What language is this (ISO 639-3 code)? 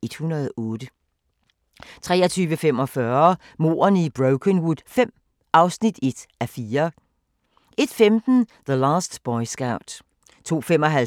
dan